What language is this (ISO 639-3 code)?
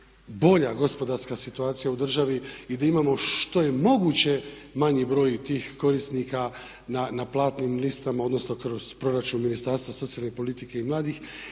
hrv